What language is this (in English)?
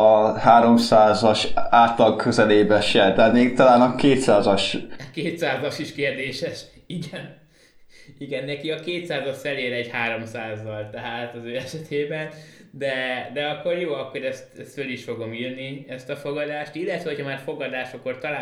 Hungarian